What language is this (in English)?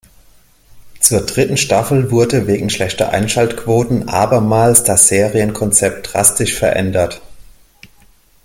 German